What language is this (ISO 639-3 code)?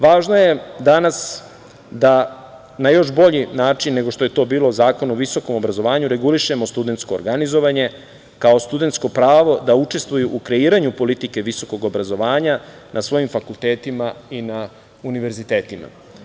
srp